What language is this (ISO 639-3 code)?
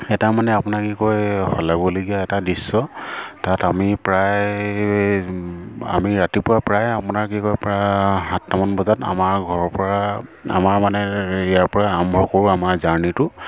asm